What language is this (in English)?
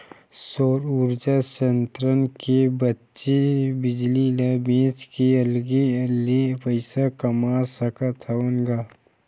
Chhattisgarhi